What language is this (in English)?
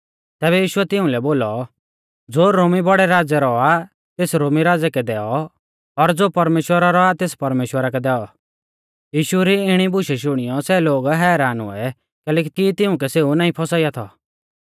Mahasu Pahari